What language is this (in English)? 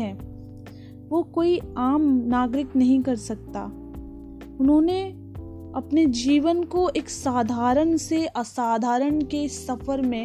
Hindi